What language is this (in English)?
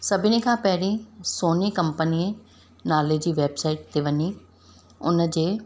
Sindhi